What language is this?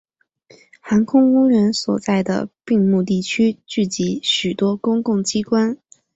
Chinese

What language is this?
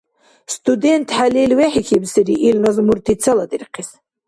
Dargwa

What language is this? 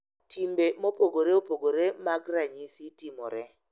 Luo (Kenya and Tanzania)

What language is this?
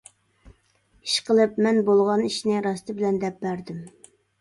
Uyghur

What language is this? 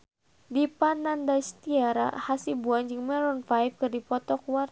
Sundanese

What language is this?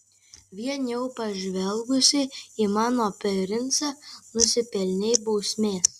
Lithuanian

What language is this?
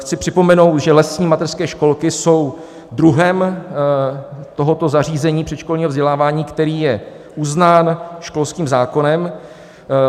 Czech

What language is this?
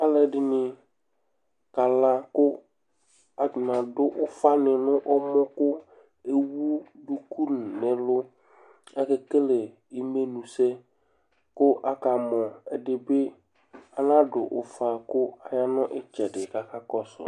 Ikposo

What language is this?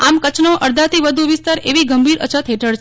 Gujarati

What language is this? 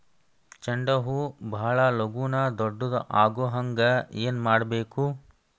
Kannada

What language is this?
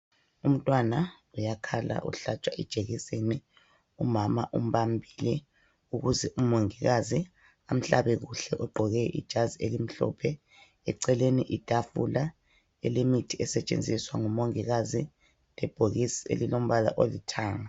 North Ndebele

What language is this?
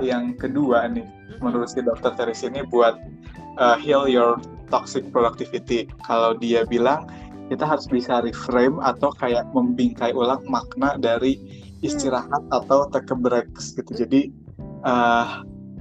Indonesian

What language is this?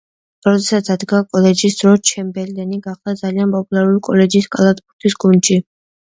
Georgian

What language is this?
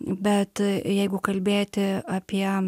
Lithuanian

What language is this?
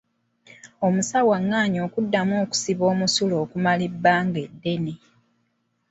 Ganda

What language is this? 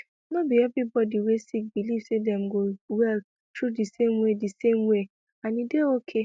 Nigerian Pidgin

